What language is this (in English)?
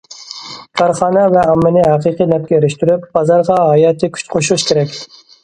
Uyghur